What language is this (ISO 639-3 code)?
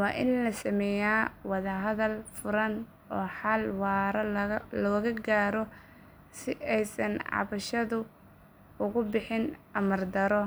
som